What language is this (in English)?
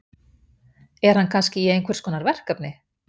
Icelandic